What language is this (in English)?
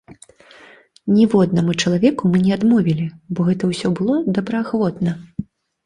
Belarusian